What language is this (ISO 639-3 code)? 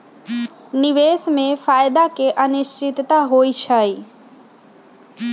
mag